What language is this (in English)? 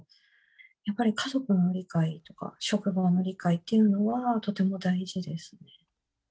Japanese